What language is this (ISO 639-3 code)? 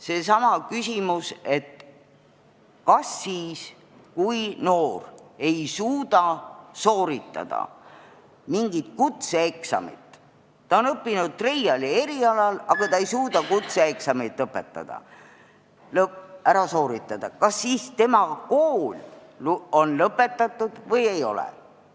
est